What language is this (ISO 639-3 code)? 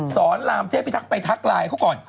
tha